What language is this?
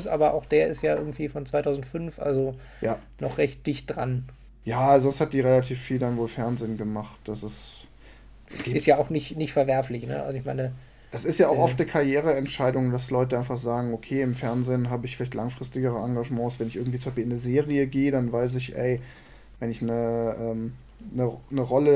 German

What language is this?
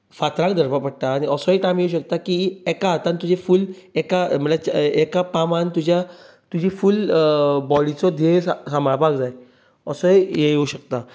Konkani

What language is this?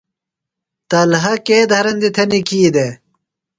Phalura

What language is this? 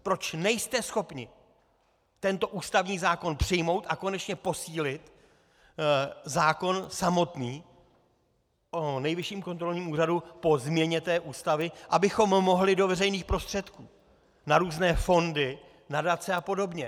Czech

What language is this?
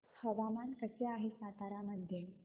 Marathi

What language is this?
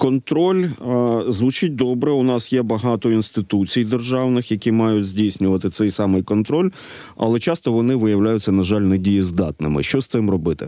Ukrainian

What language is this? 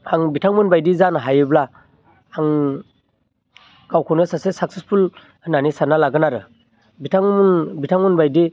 Bodo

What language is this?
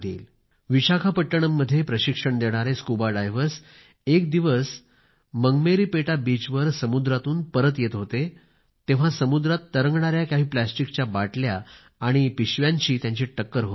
Marathi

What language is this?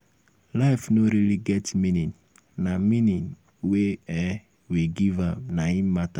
Nigerian Pidgin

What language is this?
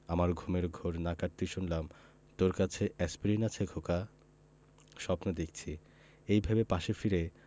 Bangla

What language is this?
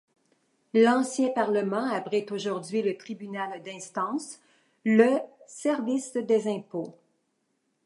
French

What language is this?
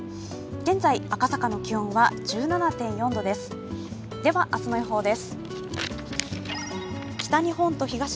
Japanese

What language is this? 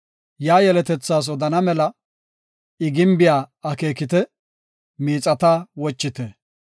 Gofa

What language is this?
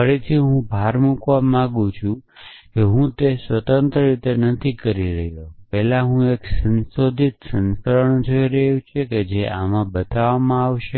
Gujarati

